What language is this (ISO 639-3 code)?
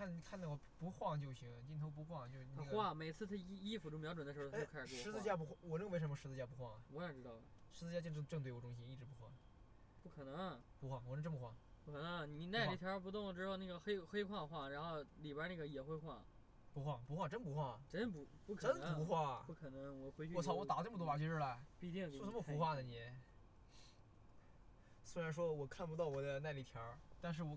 zho